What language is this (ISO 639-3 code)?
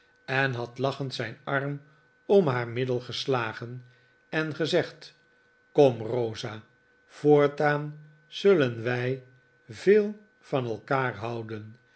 nld